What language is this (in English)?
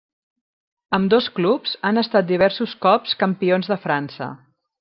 Catalan